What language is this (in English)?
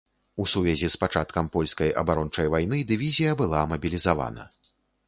Belarusian